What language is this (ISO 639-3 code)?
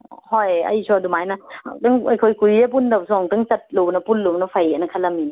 mni